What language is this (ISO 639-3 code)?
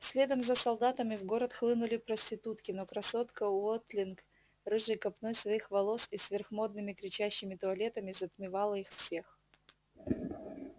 rus